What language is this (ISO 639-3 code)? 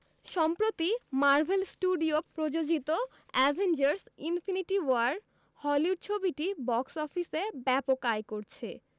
ben